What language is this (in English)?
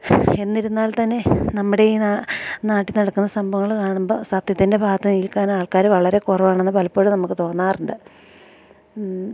Malayalam